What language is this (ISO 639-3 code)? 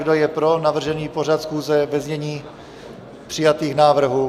ces